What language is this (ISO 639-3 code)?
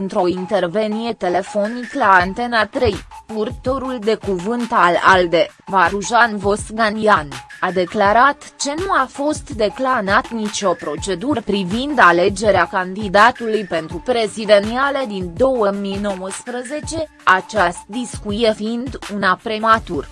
ron